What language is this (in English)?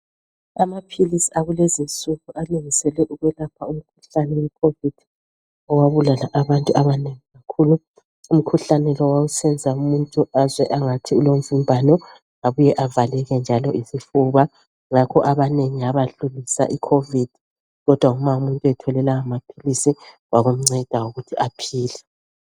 North Ndebele